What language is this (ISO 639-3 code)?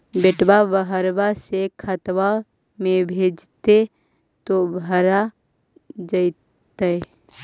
mag